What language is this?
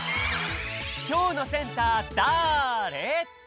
Japanese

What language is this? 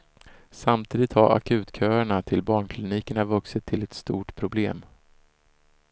Swedish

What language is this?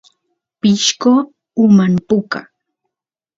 Santiago del Estero Quichua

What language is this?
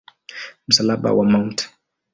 Swahili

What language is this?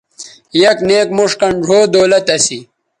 Bateri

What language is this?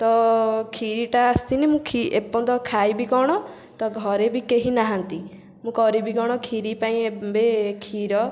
Odia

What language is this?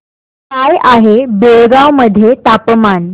Marathi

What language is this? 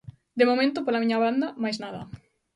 Galician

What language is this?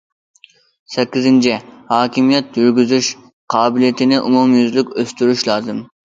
Uyghur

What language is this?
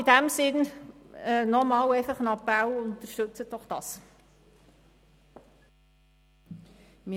Swiss German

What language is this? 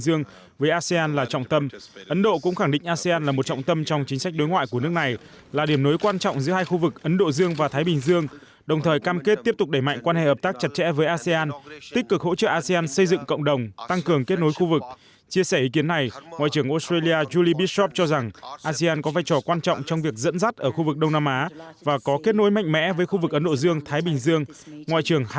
Vietnamese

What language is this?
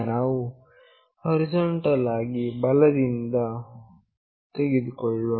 Kannada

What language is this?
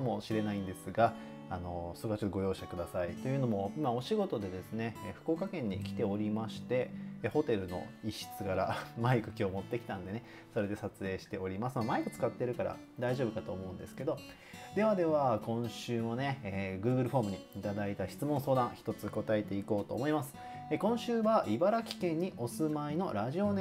Japanese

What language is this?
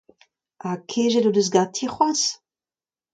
Breton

